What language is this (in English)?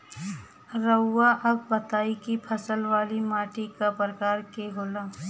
Bhojpuri